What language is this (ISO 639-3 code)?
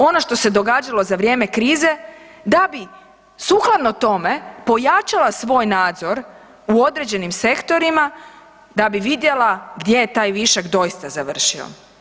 hrv